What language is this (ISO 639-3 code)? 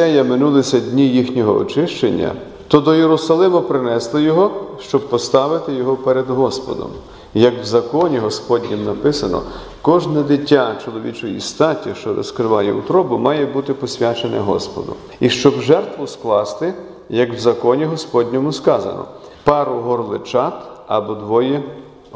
ukr